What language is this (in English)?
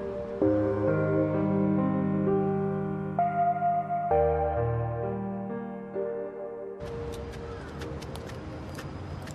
Japanese